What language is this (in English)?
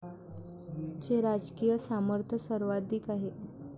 Marathi